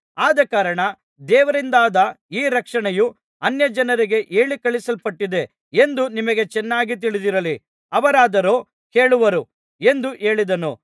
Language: Kannada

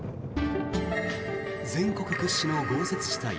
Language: Japanese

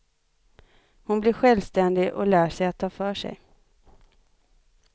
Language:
Swedish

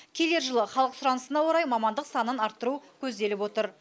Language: Kazakh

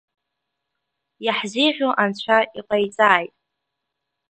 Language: Abkhazian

